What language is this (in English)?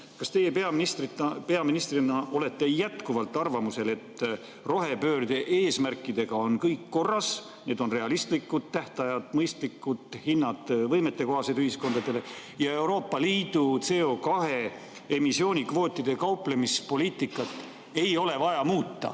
Estonian